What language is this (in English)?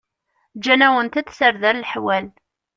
Kabyle